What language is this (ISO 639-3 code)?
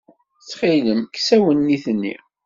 kab